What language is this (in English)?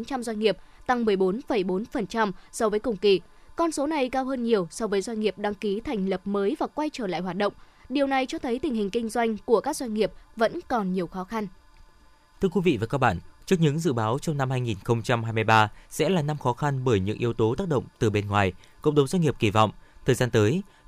Vietnamese